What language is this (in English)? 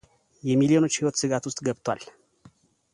Amharic